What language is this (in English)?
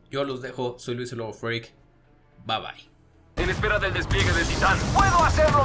Spanish